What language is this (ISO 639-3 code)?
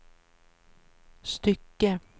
swe